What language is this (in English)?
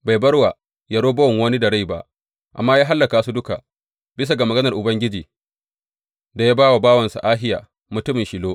Hausa